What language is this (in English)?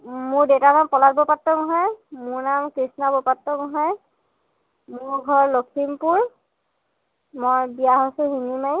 Assamese